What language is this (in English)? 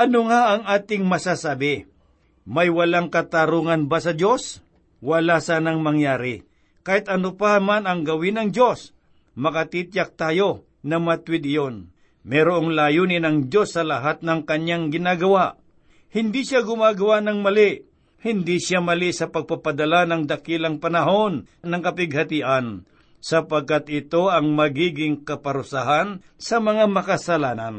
Filipino